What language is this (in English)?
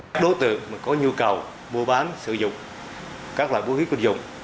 Vietnamese